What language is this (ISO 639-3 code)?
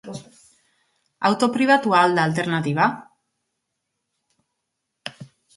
eus